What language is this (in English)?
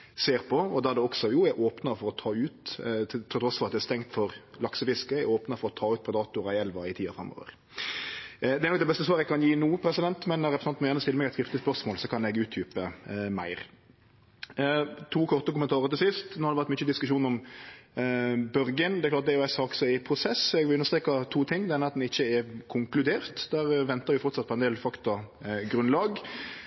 Norwegian Nynorsk